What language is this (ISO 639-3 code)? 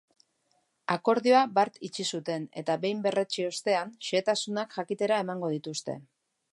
eus